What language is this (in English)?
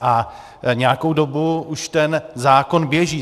Czech